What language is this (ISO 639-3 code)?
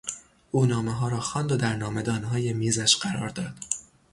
fas